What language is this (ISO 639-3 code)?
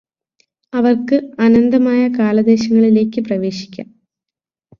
mal